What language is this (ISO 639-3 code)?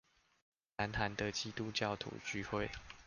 zho